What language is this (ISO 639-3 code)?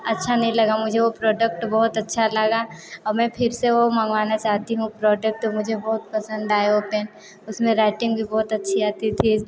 hin